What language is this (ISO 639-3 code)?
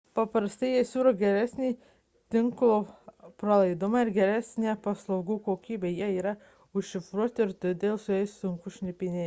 lit